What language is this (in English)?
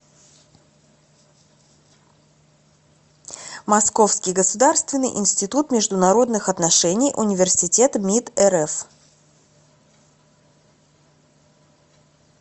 Russian